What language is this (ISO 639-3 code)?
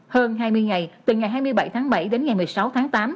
vie